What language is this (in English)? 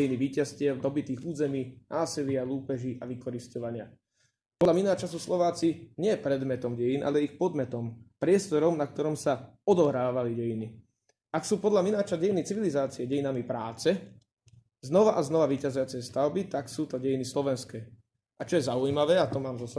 Slovak